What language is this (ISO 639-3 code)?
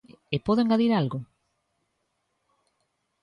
glg